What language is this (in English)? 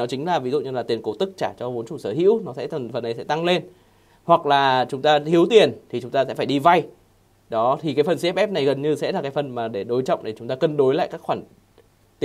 Vietnamese